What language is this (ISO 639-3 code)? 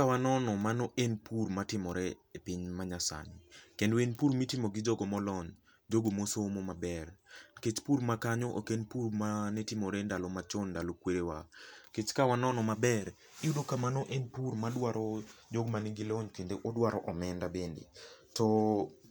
luo